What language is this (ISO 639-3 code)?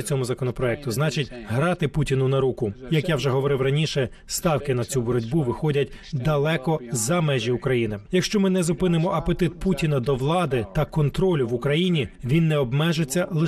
ukr